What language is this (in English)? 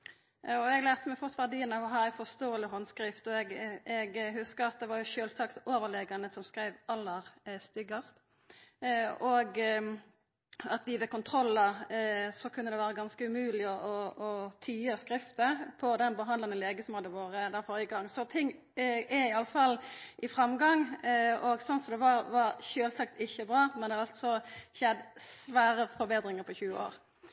Norwegian Nynorsk